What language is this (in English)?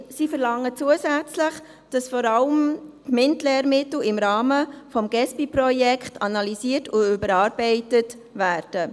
Swiss German